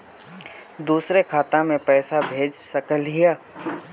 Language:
Magahi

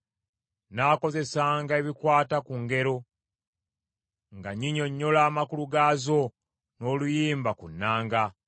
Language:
Ganda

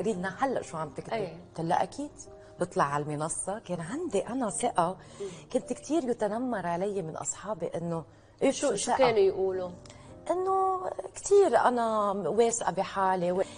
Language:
Arabic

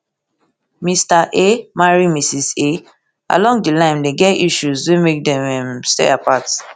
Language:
Nigerian Pidgin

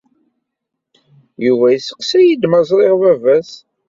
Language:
Kabyle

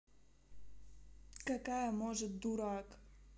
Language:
Russian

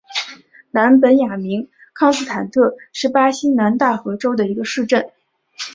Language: Chinese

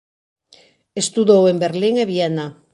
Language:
Galician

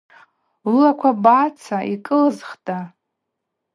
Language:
Abaza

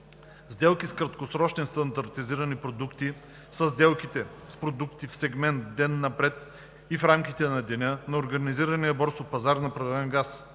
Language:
Bulgarian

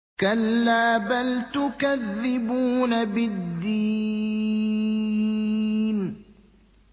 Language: Arabic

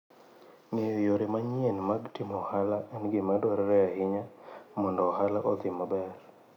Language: Luo (Kenya and Tanzania)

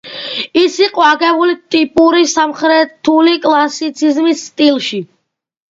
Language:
Georgian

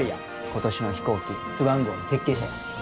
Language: Japanese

